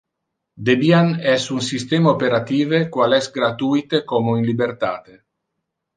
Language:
Interlingua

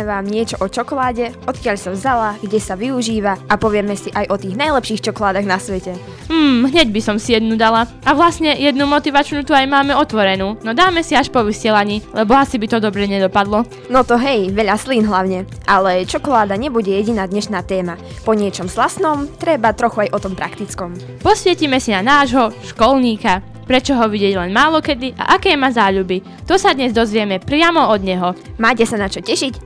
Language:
Slovak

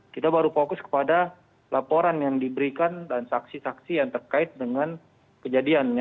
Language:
Indonesian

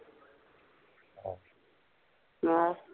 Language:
Punjabi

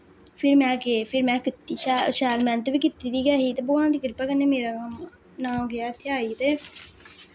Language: Dogri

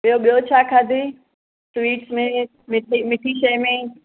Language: Sindhi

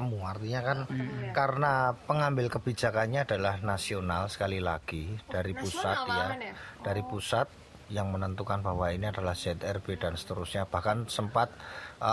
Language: Indonesian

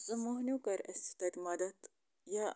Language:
Kashmiri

